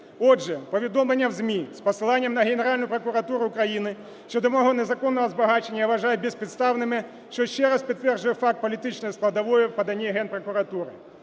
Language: Ukrainian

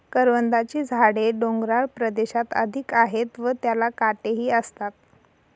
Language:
Marathi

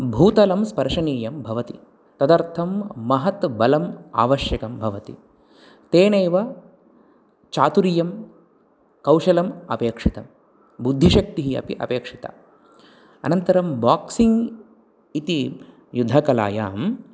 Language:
Sanskrit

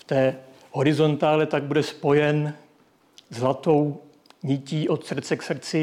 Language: Czech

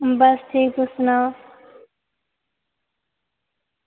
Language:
Dogri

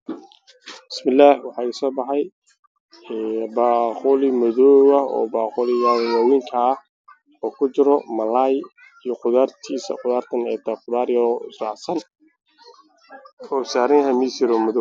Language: Somali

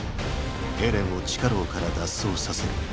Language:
Japanese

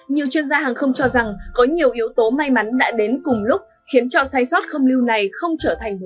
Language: Vietnamese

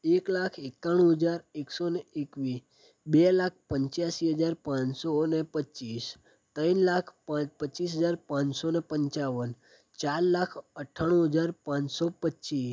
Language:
Gujarati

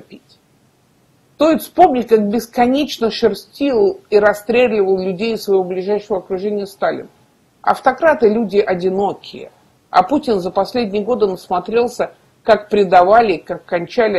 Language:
Russian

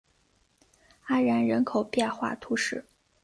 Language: Chinese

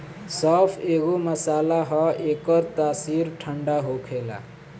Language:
Bhojpuri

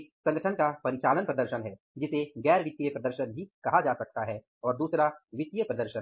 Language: Hindi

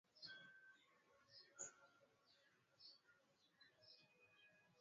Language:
Swahili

